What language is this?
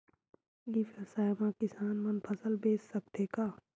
Chhattisgarhi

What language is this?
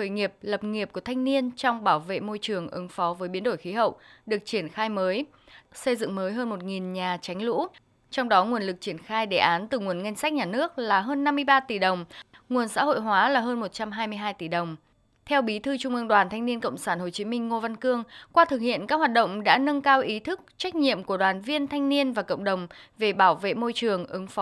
Vietnamese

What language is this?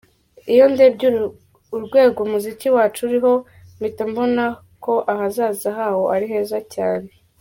Kinyarwanda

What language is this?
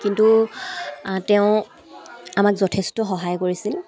Assamese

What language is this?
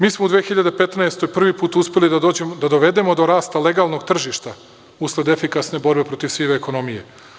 Serbian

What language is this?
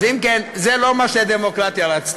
Hebrew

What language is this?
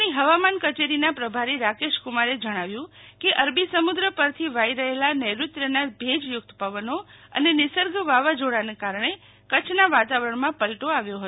Gujarati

